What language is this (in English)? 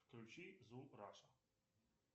Russian